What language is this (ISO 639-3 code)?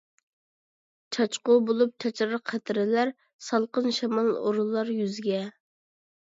uig